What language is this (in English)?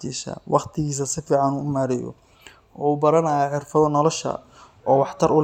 Somali